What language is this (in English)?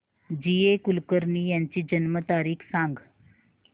Marathi